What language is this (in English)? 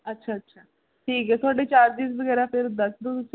Punjabi